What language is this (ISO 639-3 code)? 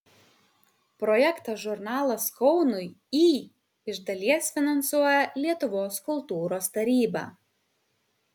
lit